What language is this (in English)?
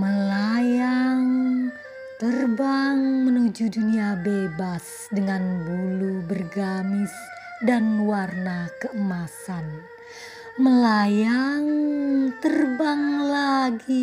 Indonesian